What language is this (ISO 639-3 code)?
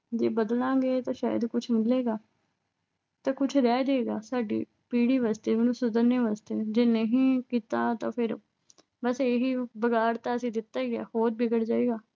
pan